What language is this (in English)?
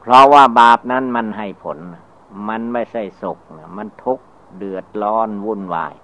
Thai